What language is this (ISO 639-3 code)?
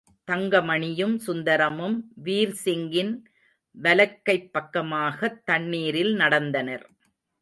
tam